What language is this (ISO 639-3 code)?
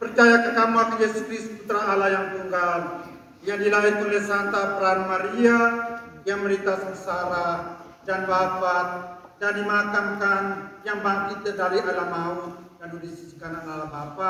ind